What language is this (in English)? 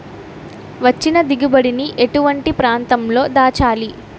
Telugu